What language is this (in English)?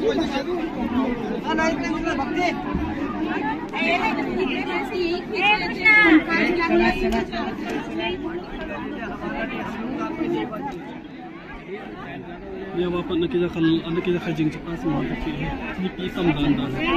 Punjabi